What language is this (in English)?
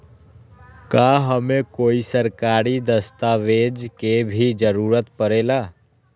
Magahi